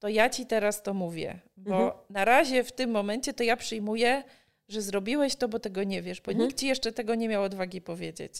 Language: Polish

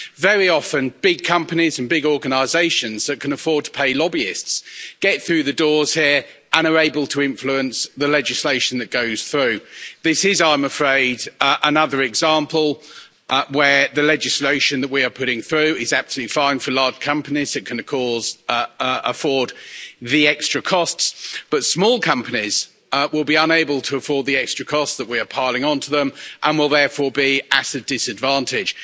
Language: English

